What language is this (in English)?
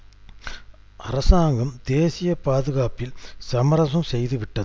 Tamil